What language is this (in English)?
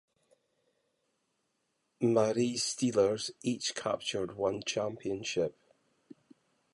English